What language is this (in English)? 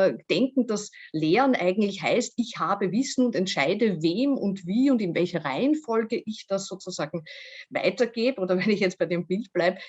German